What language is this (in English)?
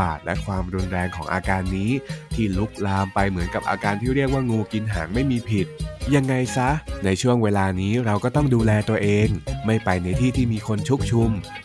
Thai